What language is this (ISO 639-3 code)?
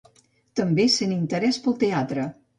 cat